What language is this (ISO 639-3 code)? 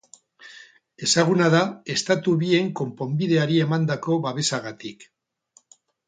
eus